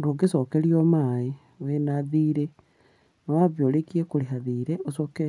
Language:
Kikuyu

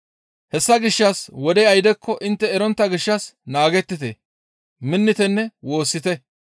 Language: Gamo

